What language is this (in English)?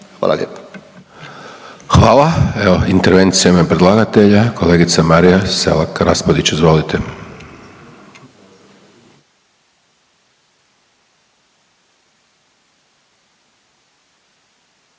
Croatian